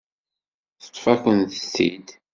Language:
Kabyle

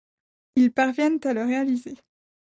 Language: French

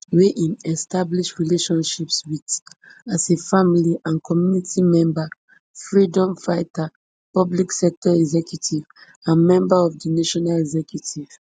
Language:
Nigerian Pidgin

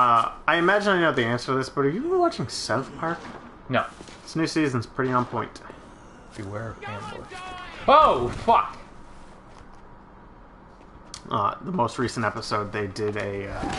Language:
English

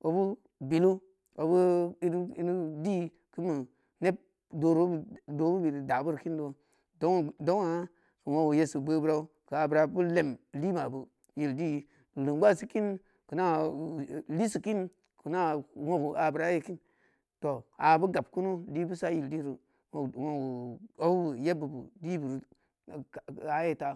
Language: Samba Leko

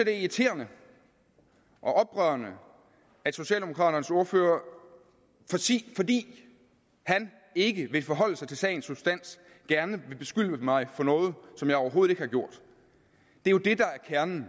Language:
Danish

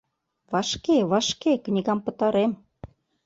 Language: Mari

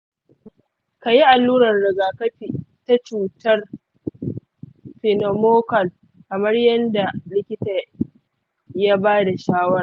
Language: Hausa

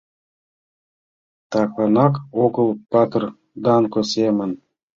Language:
Mari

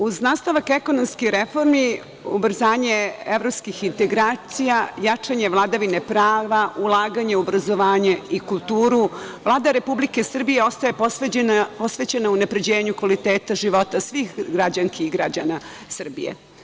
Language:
Serbian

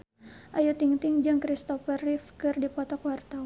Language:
Sundanese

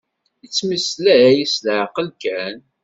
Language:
Kabyle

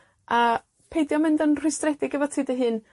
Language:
Welsh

